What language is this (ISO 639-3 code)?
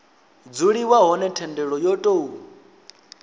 ven